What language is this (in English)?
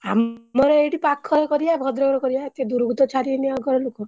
Odia